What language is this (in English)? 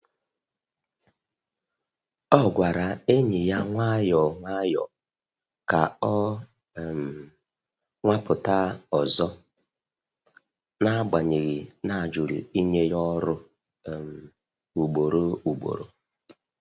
Igbo